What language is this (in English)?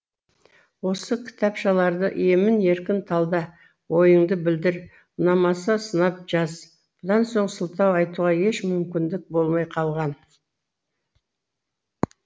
Kazakh